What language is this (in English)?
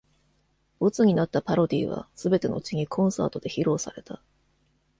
Japanese